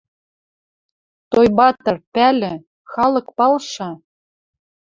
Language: Western Mari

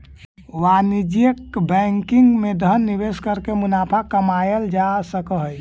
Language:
Magahi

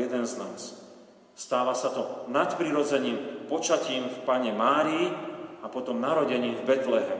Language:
Slovak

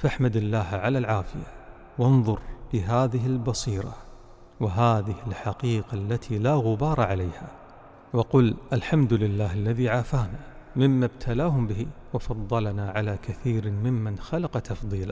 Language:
Arabic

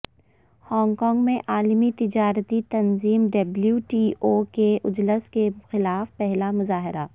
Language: Urdu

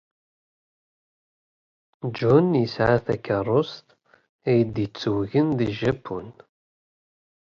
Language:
Kabyle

